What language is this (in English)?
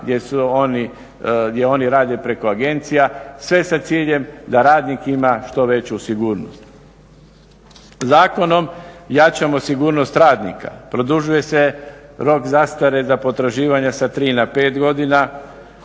Croatian